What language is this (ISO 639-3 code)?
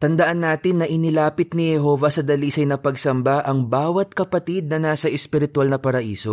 fil